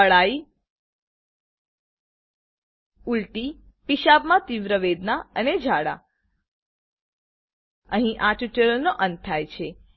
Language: Gujarati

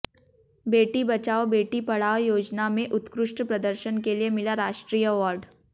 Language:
Hindi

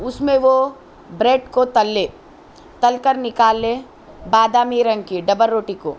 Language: Urdu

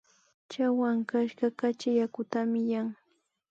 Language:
Imbabura Highland Quichua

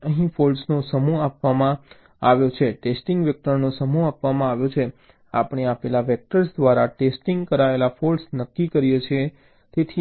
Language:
Gujarati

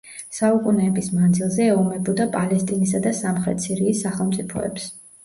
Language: Georgian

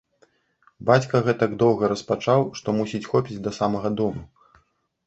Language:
Belarusian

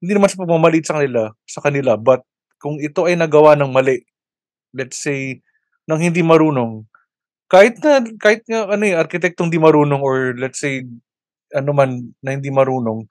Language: Filipino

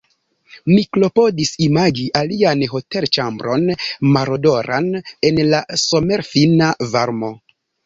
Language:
Esperanto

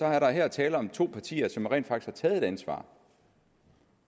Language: Danish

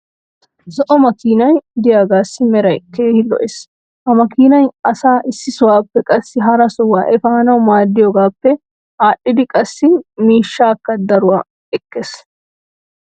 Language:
Wolaytta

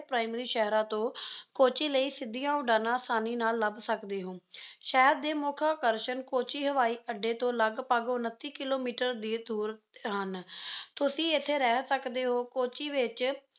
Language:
Punjabi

